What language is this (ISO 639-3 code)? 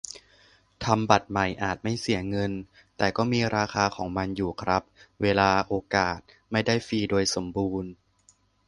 tha